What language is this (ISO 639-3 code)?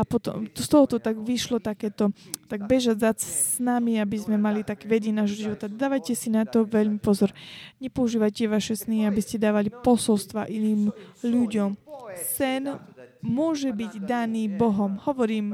slk